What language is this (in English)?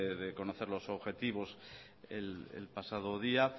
Spanish